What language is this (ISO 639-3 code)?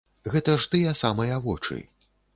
bel